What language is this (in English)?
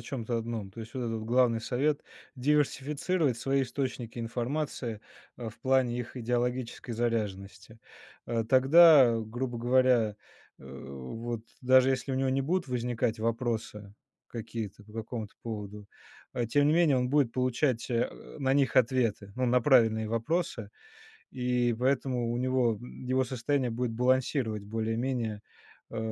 Russian